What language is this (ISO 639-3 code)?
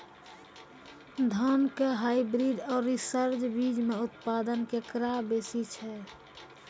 mai